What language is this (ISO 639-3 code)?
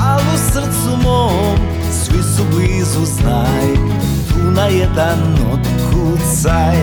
hrv